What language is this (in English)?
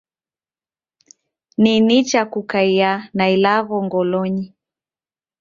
Taita